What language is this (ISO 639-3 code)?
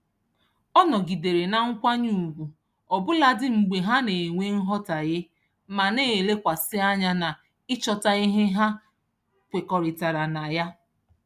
ibo